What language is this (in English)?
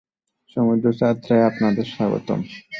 Bangla